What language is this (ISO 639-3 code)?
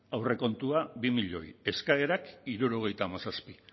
eus